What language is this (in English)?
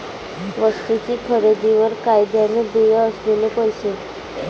Marathi